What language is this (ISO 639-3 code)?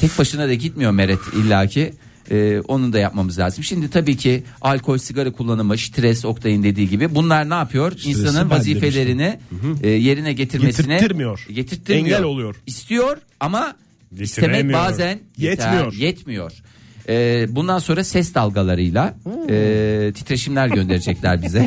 tur